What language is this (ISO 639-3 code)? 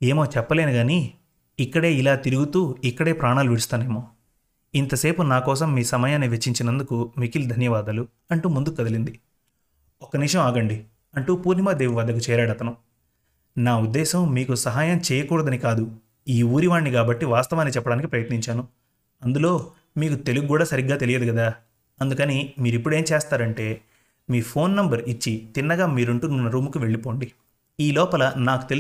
tel